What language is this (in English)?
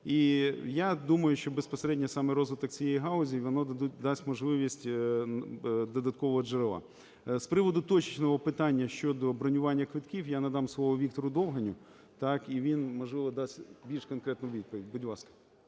Ukrainian